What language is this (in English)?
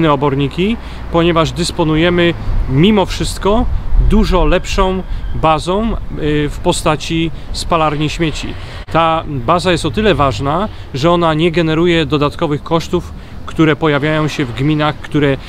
Polish